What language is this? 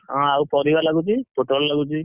Odia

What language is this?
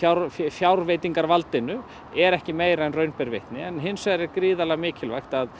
Icelandic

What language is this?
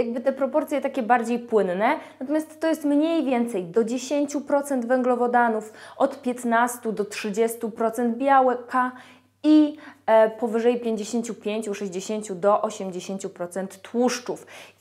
Polish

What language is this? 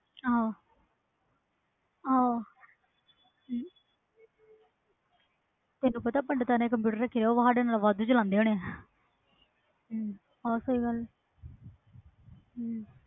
Punjabi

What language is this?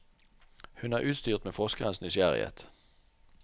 Norwegian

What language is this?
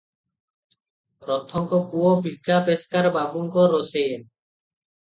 Odia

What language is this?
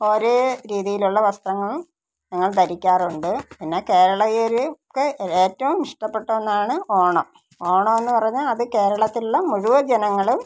Malayalam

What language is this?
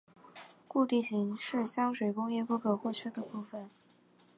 Chinese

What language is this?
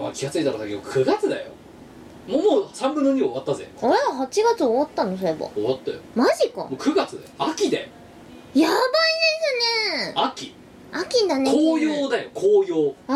Japanese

